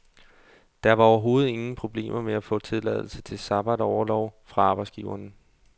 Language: Danish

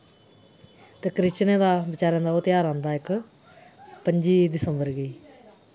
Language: Dogri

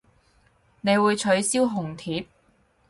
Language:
Cantonese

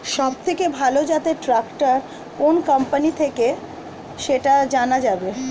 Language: Bangla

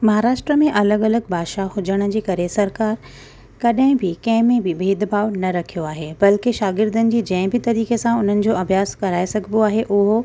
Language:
Sindhi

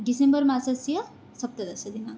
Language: Sanskrit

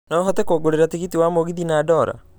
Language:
Kikuyu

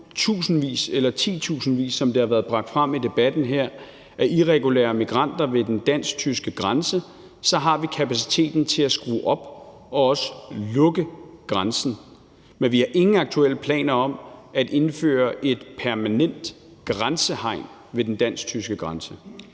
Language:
Danish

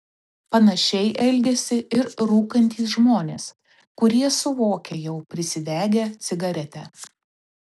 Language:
Lithuanian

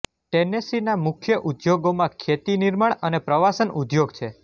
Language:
Gujarati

